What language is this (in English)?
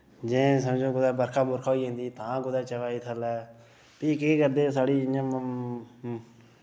Dogri